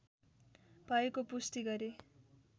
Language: Nepali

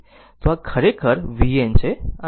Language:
Gujarati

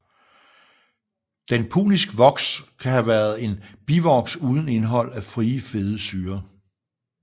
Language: Danish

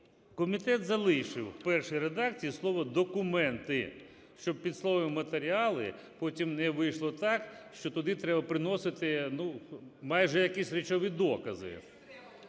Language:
Ukrainian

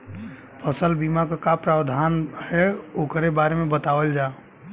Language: Bhojpuri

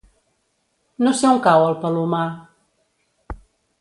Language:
Catalan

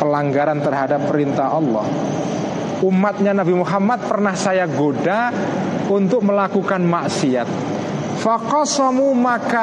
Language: Indonesian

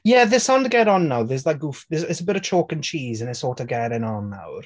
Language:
Welsh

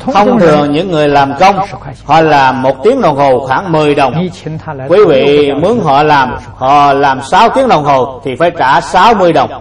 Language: Vietnamese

